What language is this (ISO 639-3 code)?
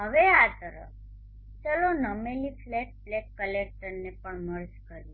guj